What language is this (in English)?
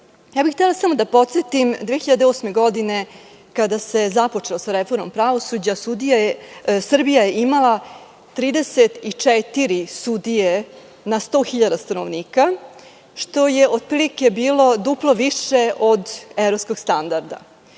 Serbian